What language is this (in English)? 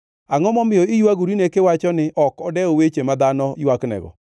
Luo (Kenya and Tanzania)